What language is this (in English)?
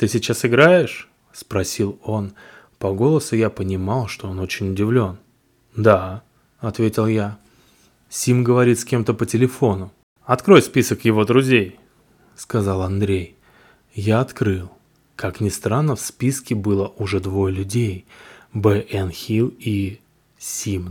Russian